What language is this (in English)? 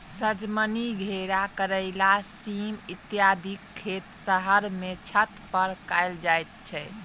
Maithili